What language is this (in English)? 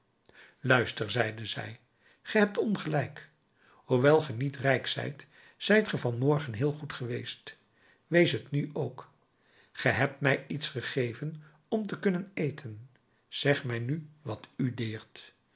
Dutch